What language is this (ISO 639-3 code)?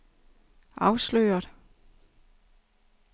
dan